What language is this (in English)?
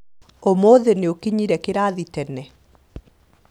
Kikuyu